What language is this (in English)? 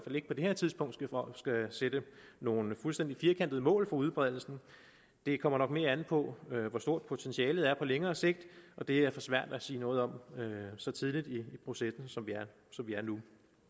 Danish